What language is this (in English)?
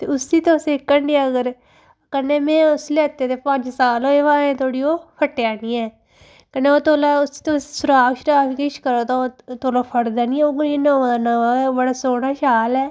Dogri